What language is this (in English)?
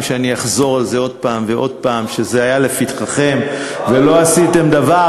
Hebrew